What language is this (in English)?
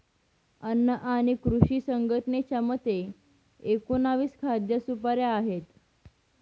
Marathi